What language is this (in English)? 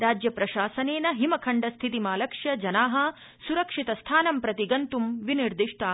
Sanskrit